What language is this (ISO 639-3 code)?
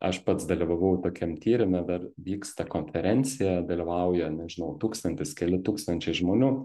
lit